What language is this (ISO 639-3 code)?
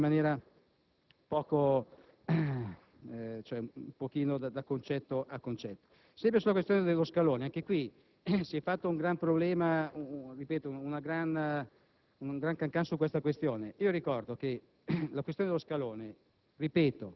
ita